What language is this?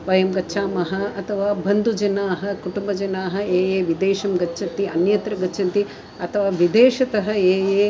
Sanskrit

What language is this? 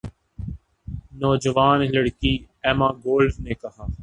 Urdu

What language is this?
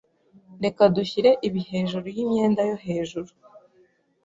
Kinyarwanda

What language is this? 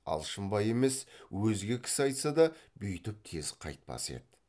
Kazakh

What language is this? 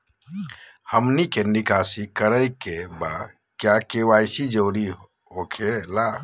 Magahi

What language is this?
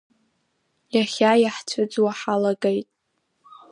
Abkhazian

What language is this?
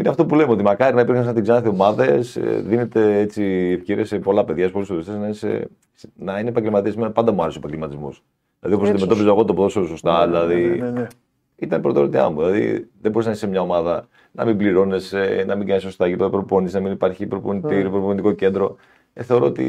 Greek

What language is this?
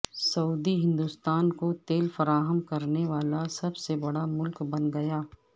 Urdu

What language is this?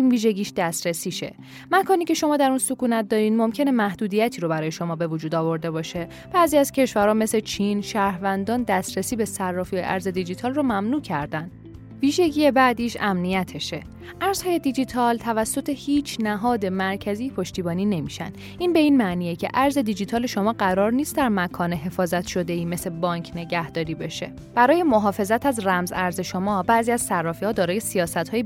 Persian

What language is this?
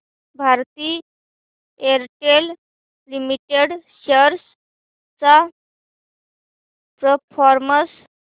Marathi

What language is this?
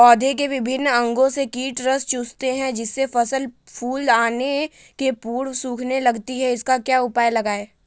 Magahi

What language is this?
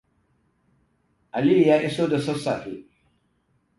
Hausa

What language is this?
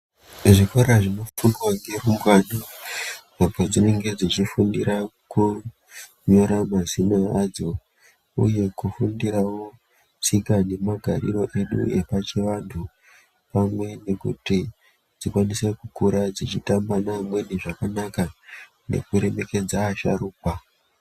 Ndau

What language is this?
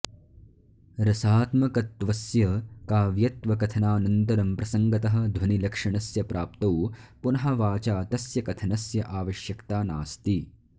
Sanskrit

